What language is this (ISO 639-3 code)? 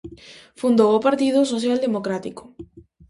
glg